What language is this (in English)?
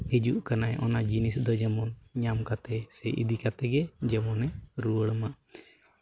Santali